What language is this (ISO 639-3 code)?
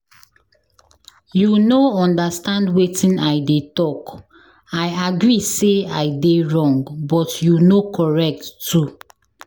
pcm